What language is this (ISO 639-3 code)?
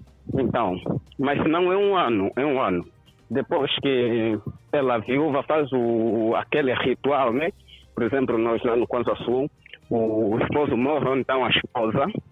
por